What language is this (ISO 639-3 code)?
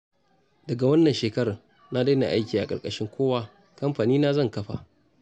hau